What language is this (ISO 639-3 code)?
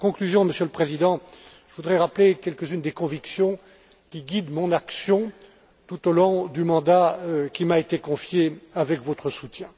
fra